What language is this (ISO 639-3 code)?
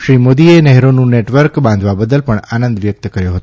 guj